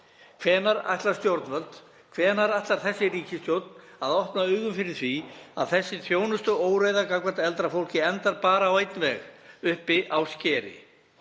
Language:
Icelandic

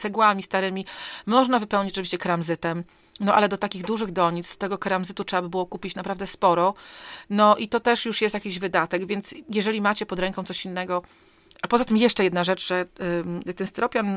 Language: Polish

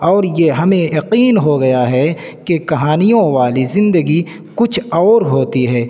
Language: Urdu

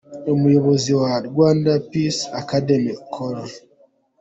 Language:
Kinyarwanda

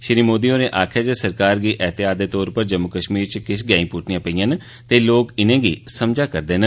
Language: Dogri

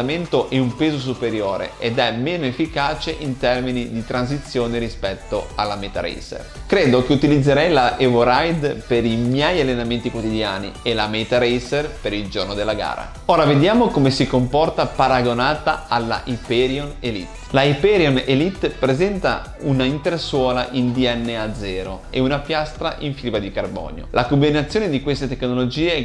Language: Italian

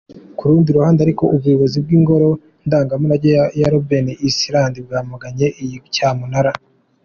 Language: Kinyarwanda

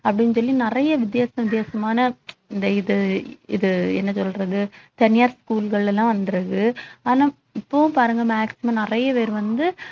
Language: Tamil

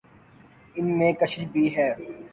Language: Urdu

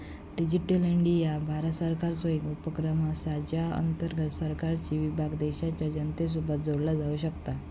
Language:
Marathi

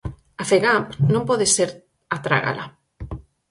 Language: Galician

